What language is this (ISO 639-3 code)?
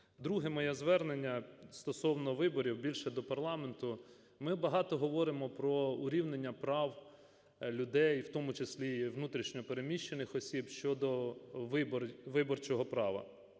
ukr